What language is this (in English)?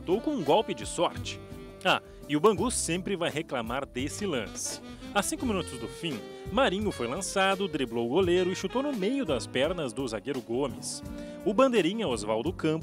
Portuguese